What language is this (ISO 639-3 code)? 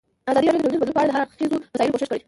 pus